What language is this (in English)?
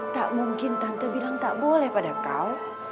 Indonesian